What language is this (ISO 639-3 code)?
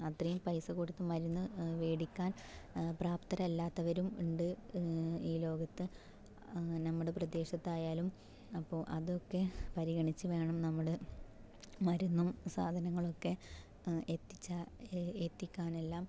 mal